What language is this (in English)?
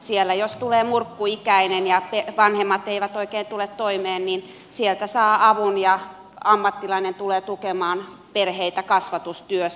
Finnish